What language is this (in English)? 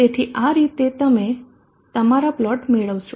Gujarati